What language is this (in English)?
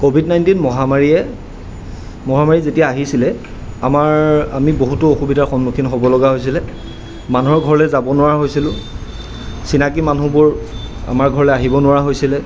Assamese